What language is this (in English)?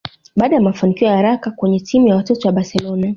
Swahili